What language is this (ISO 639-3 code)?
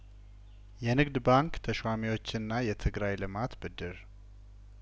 amh